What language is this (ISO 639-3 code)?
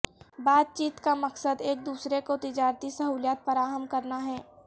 urd